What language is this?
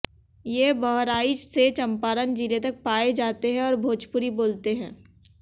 Hindi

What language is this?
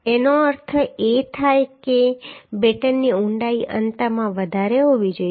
Gujarati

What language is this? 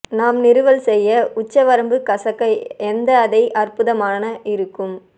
Tamil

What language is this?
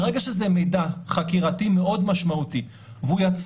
Hebrew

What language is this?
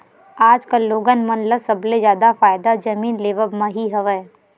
Chhattisgarhi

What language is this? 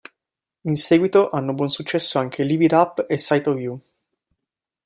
Italian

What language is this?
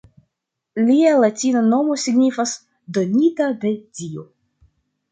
Esperanto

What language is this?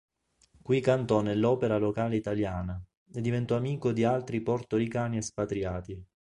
Italian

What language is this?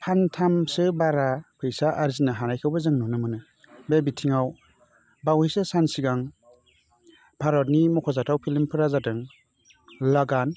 Bodo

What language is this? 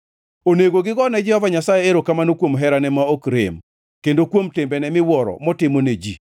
Luo (Kenya and Tanzania)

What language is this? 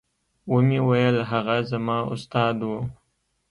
Pashto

